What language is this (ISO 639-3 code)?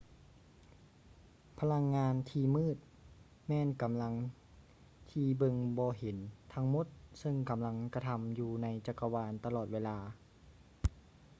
lao